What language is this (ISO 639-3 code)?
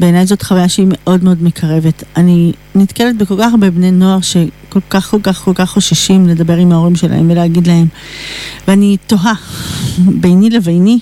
heb